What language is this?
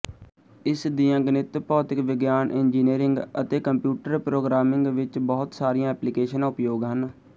Punjabi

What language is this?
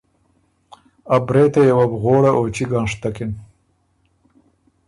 Ormuri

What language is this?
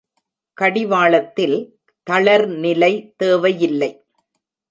Tamil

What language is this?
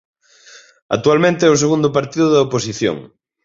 Galician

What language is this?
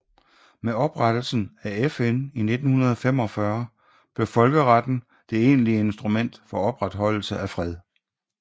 Danish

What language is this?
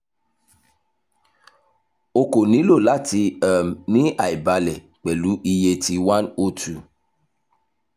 Yoruba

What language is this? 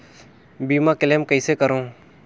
Chhattisgarhi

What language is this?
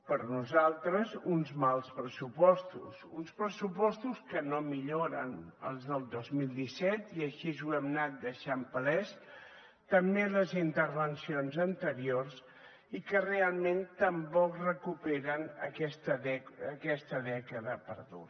Catalan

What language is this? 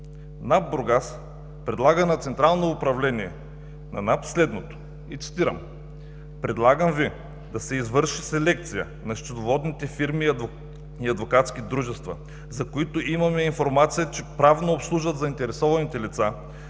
Bulgarian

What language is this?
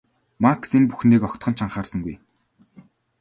Mongolian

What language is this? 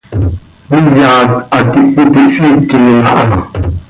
Seri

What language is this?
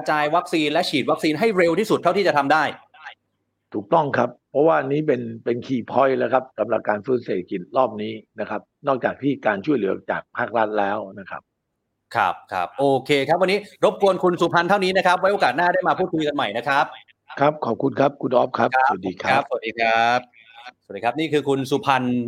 Thai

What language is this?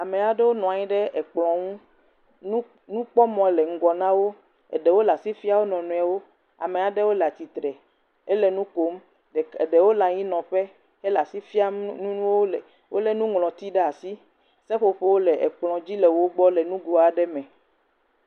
Ewe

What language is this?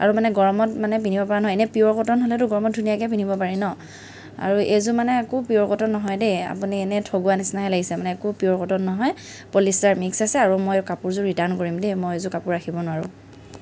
Assamese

